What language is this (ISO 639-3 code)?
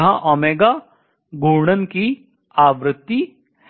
hin